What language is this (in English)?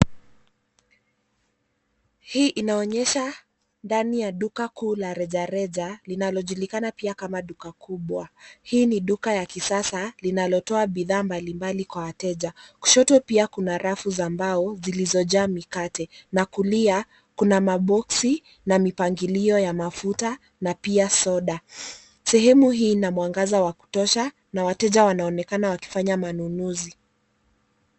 Swahili